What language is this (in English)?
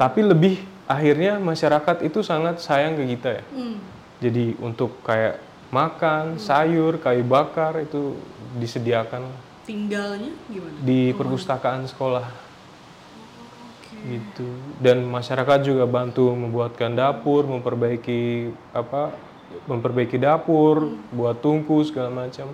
Indonesian